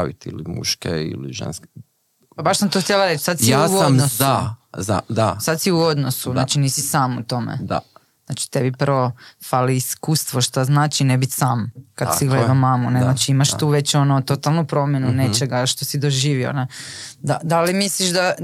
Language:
Croatian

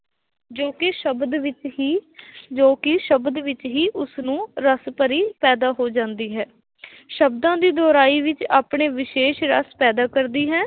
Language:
Punjabi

